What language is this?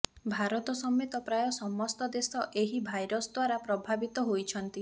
Odia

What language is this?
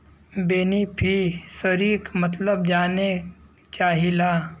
Bhojpuri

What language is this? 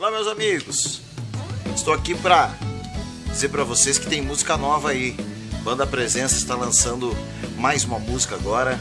Portuguese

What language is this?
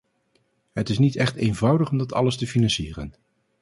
Dutch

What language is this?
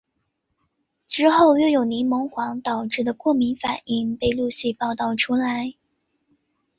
Chinese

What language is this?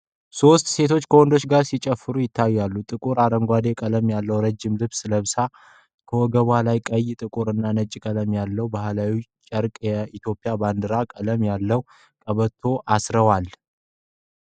Amharic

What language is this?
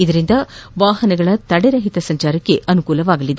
Kannada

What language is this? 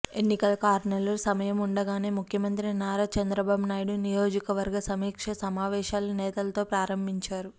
Telugu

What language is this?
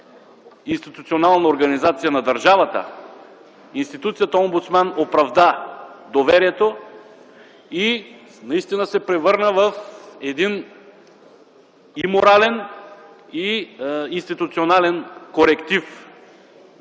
Bulgarian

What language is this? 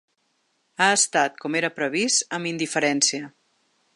Catalan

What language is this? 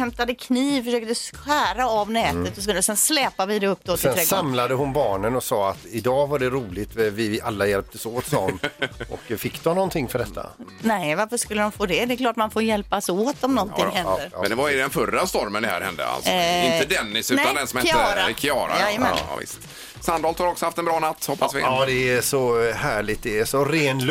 Swedish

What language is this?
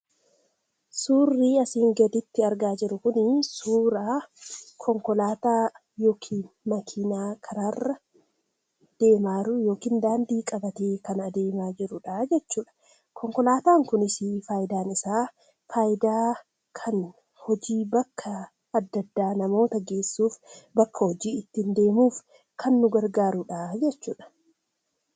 Oromo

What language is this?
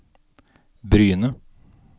Norwegian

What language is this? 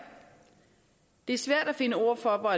Danish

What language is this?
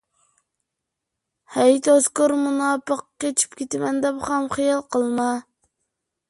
Uyghur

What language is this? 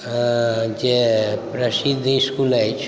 Maithili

